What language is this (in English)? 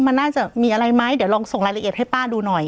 Thai